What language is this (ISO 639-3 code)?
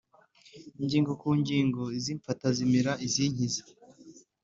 kin